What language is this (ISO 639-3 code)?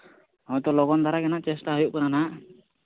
sat